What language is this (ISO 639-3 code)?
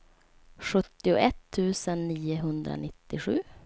swe